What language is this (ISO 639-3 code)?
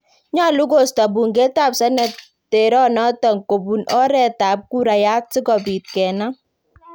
kln